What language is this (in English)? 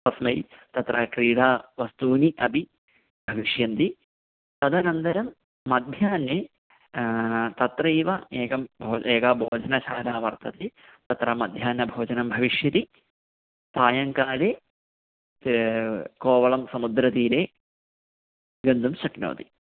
Sanskrit